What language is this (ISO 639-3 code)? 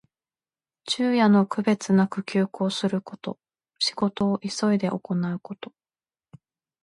jpn